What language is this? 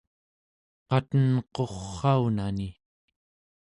Central Yupik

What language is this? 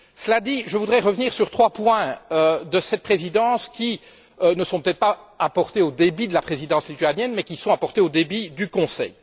French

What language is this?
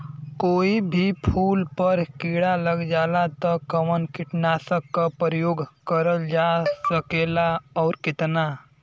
Bhojpuri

